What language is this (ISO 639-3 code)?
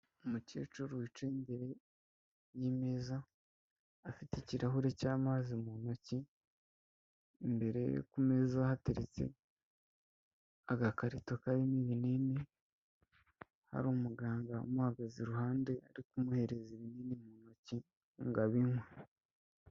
kin